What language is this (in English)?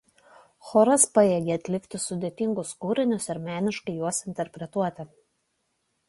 Lithuanian